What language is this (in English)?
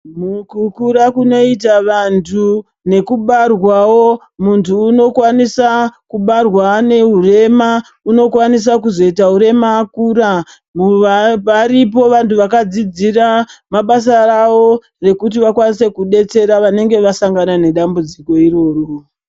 Ndau